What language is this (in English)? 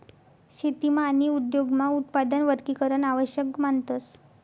Marathi